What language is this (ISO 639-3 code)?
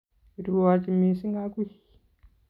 kln